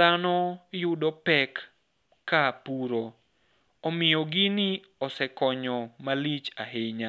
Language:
Luo (Kenya and Tanzania)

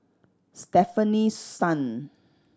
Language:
English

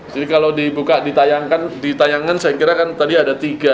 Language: Indonesian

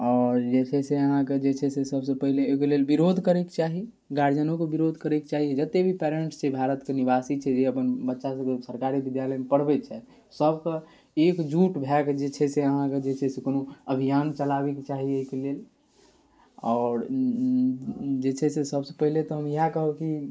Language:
Maithili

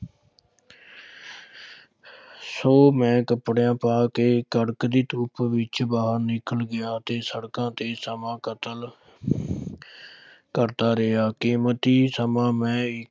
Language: Punjabi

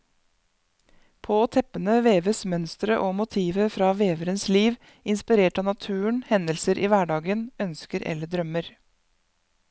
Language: Norwegian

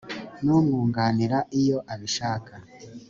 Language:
Kinyarwanda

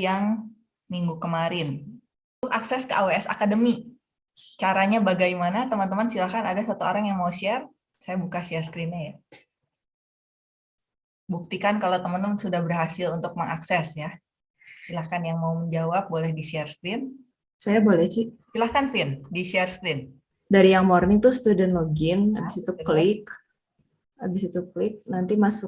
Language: Indonesian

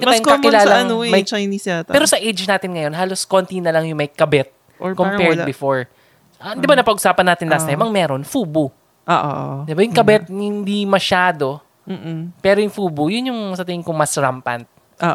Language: Filipino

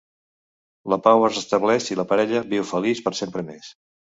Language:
Catalan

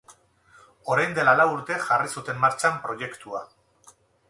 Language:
Basque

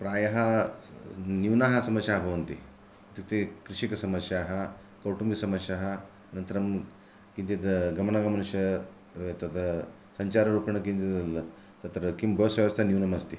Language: Sanskrit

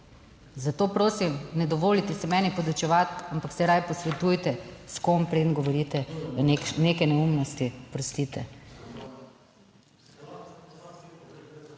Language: Slovenian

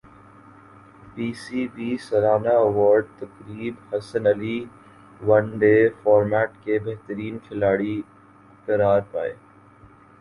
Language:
Urdu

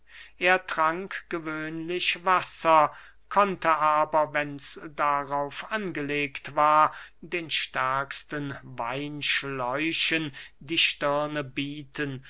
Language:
German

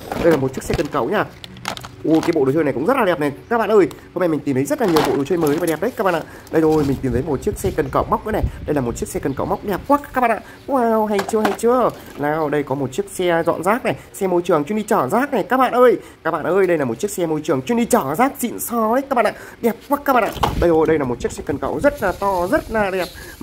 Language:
Vietnamese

